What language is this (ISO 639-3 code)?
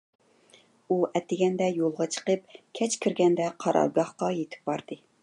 uig